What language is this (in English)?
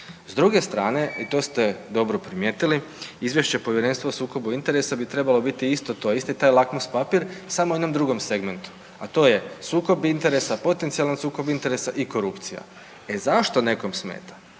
Croatian